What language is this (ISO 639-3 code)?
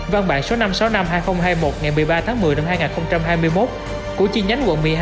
vie